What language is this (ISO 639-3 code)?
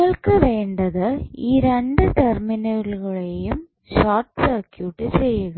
mal